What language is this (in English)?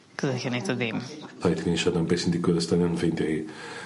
Welsh